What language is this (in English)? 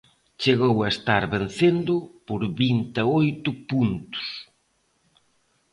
Galician